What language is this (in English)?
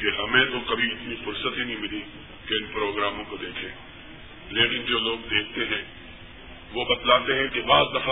Urdu